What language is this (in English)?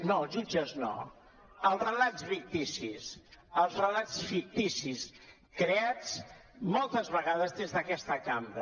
Catalan